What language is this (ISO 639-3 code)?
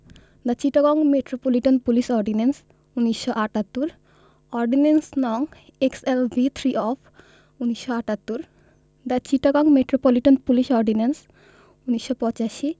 ben